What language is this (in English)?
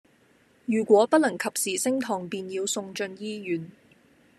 Cantonese